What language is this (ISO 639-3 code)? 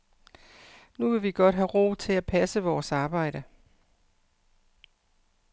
dan